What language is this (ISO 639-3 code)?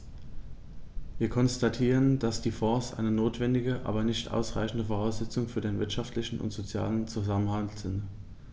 deu